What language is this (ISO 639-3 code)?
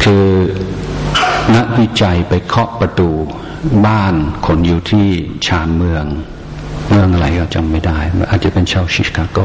tha